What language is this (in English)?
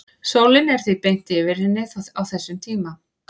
Icelandic